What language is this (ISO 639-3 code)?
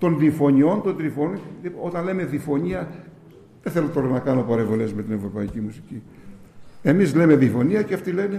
ell